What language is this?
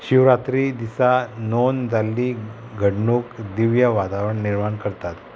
Konkani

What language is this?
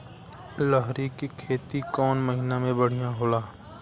Bhojpuri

